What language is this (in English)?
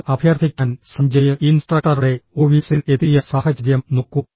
Malayalam